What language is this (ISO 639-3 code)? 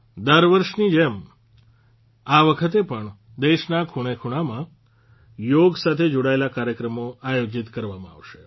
guj